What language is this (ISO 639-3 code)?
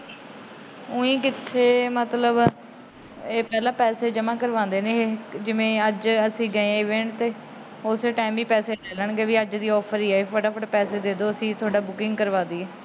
pan